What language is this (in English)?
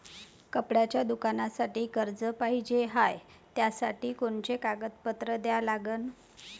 Marathi